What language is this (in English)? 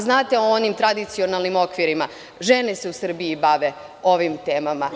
Serbian